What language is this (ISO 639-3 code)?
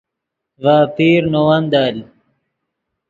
ydg